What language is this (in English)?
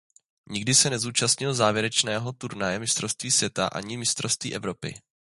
Czech